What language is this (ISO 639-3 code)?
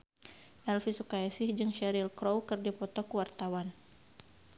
sun